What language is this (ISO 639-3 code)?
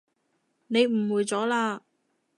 yue